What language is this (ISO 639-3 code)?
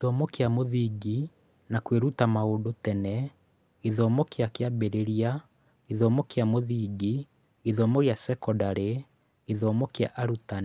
kik